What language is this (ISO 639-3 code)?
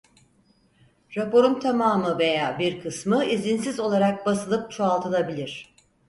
tur